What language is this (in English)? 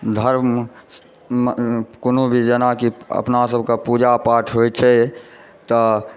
Maithili